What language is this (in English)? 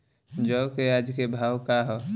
Bhojpuri